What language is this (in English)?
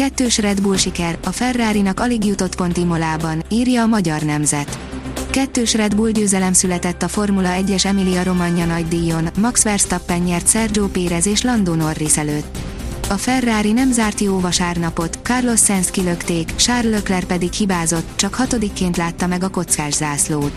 Hungarian